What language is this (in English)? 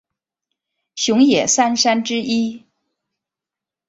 Chinese